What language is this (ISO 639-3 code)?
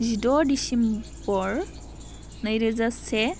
brx